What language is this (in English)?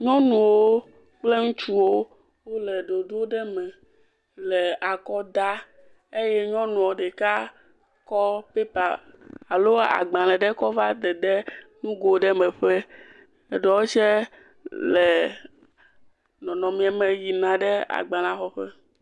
Ewe